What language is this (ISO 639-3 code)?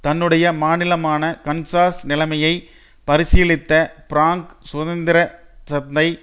tam